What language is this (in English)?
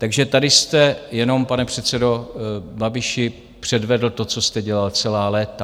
Czech